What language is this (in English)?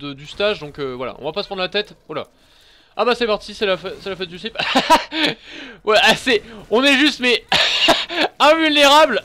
French